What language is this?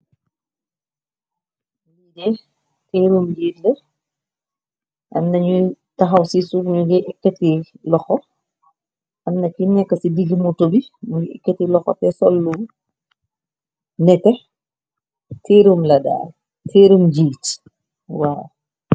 Wolof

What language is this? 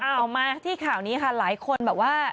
Thai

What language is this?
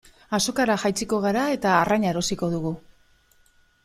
Basque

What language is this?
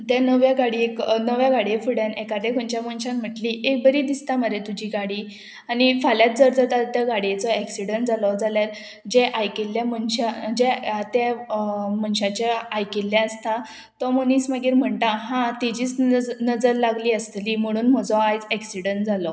Konkani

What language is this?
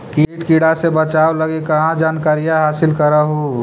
Magahi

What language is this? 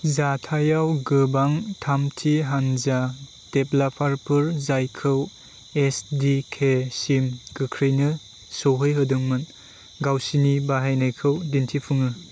Bodo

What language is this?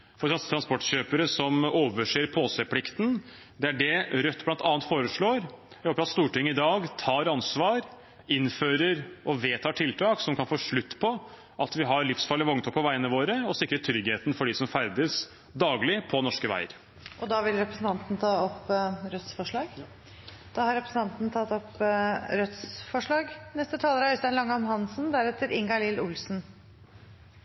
Norwegian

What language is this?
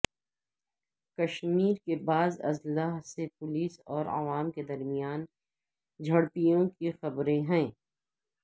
Urdu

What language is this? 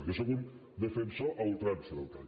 Catalan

